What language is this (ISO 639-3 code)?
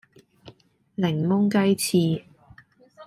yue